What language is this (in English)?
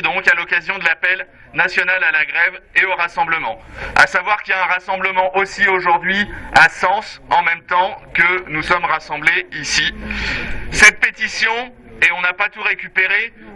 French